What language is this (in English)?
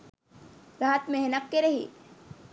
Sinhala